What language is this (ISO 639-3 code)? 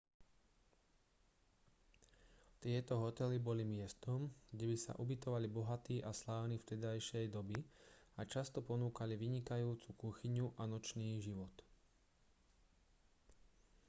slk